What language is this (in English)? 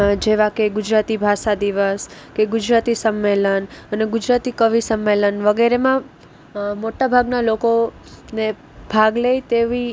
Gujarati